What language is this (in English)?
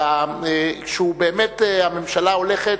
Hebrew